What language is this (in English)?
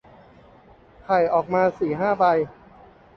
Thai